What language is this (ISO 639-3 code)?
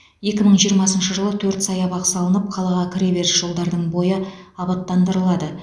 kaz